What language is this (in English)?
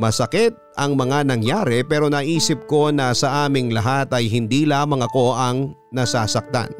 Filipino